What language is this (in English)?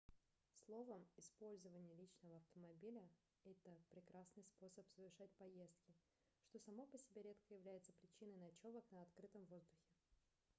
Russian